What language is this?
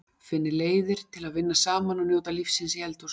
Icelandic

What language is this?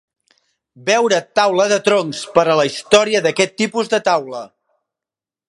Catalan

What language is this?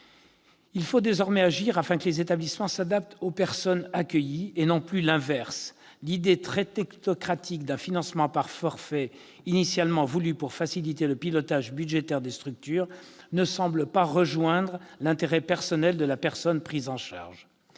French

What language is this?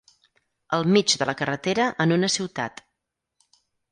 Catalan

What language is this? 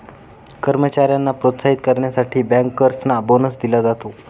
Marathi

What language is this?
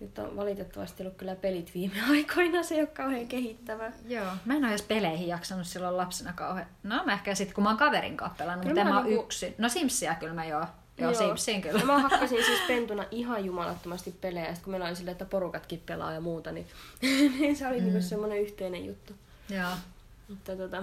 Finnish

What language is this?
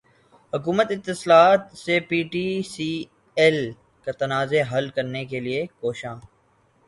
Urdu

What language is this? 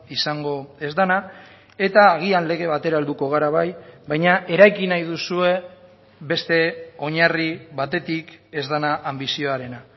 Basque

